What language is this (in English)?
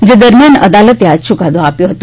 Gujarati